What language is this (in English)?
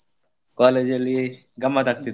Kannada